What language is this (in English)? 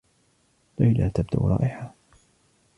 Arabic